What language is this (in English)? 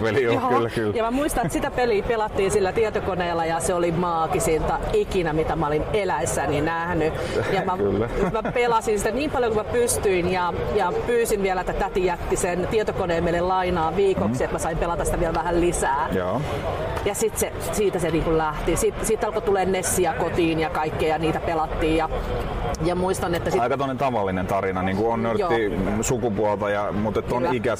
Finnish